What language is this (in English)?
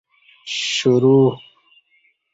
Kati